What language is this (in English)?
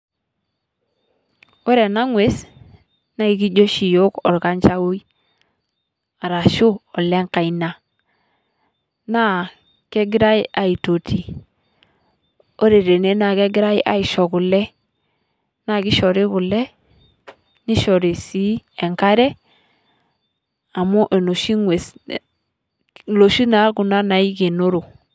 Masai